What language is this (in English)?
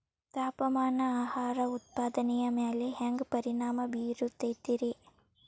Kannada